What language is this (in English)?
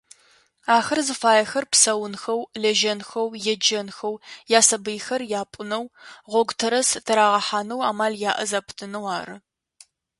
Adyghe